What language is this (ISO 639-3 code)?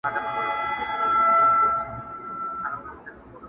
pus